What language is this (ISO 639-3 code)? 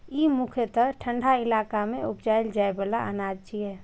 mai